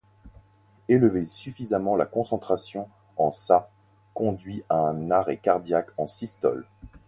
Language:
French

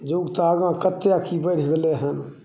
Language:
Maithili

